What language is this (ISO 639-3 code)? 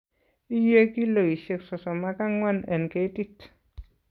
kln